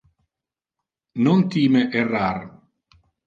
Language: Interlingua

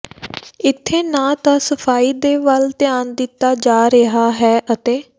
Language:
Punjabi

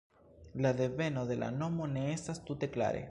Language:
Esperanto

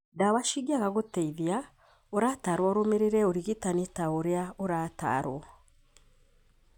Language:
Kikuyu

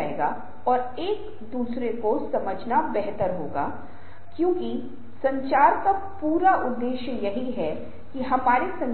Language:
Hindi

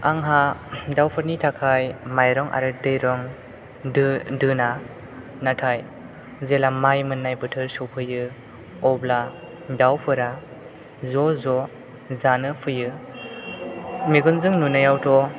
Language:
Bodo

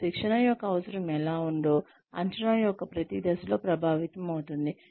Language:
Telugu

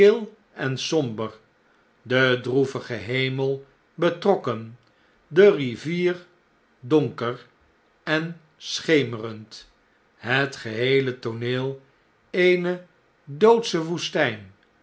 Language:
Dutch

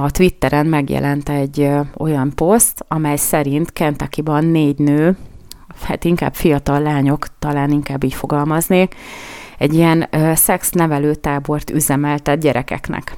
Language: Hungarian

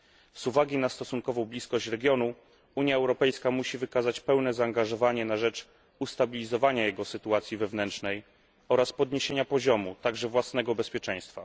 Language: Polish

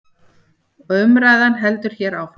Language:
Icelandic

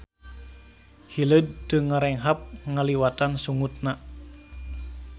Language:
Sundanese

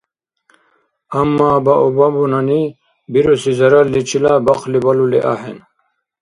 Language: Dargwa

